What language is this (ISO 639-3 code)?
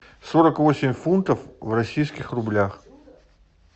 rus